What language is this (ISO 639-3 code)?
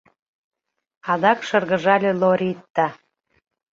chm